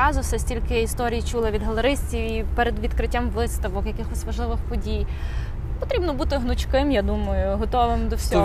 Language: Ukrainian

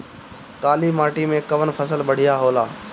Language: Bhojpuri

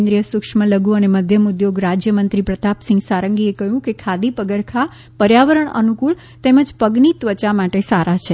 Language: Gujarati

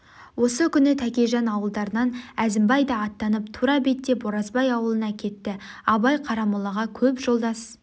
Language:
Kazakh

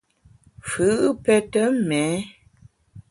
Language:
Bamun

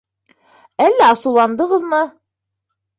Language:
Bashkir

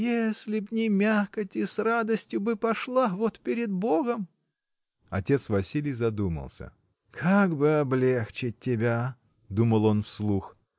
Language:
Russian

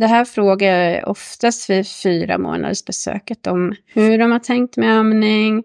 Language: Swedish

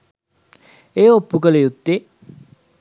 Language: Sinhala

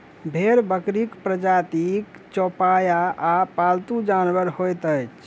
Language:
Maithili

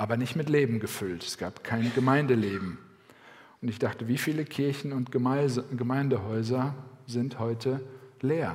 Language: German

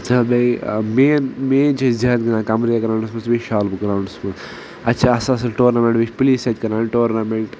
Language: Kashmiri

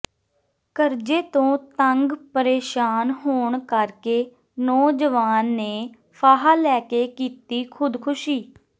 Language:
Punjabi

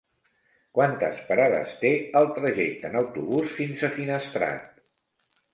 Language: Catalan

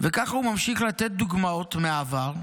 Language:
Hebrew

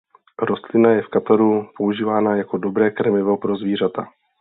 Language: Czech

